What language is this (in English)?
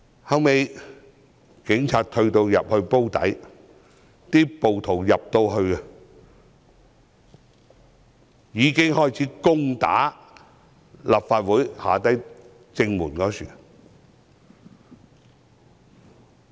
Cantonese